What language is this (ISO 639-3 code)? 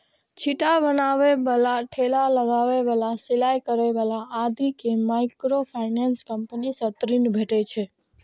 mai